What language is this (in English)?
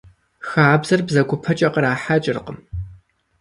Kabardian